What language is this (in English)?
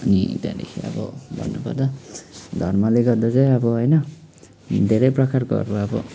Nepali